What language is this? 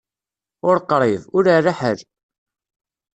Kabyle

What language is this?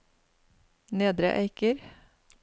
Norwegian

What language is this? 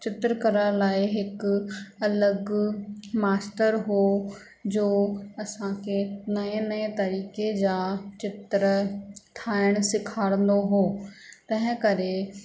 Sindhi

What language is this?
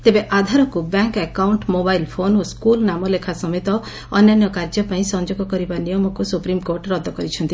Odia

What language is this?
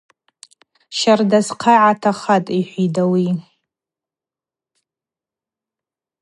Abaza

